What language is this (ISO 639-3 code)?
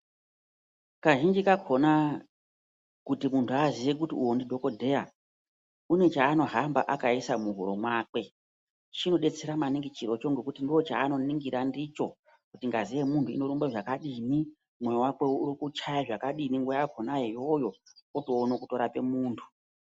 ndc